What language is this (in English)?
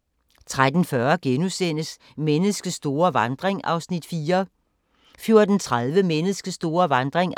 Danish